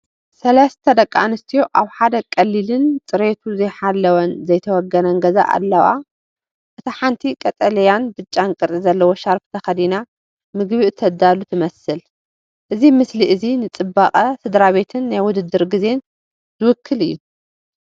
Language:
Tigrinya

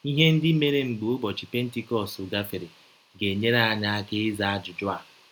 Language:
Igbo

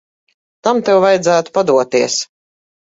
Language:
Latvian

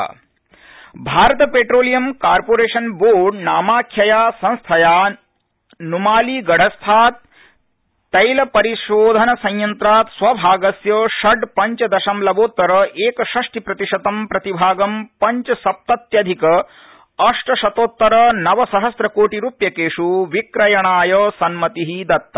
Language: Sanskrit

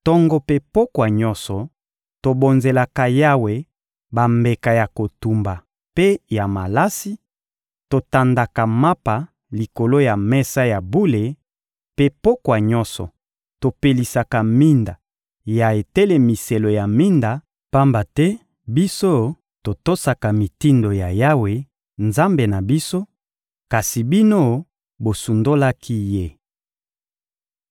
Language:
Lingala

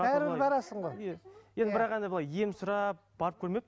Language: Kazakh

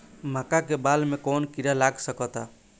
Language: Bhojpuri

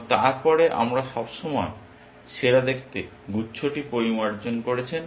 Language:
Bangla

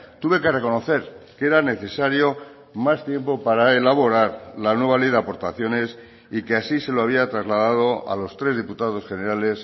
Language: Spanish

